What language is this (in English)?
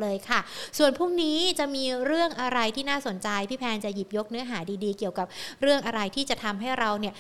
Thai